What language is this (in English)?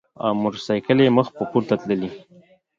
Pashto